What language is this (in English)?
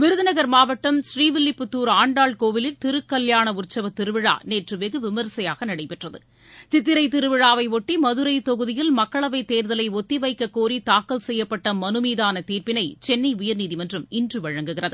Tamil